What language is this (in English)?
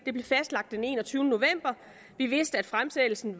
Danish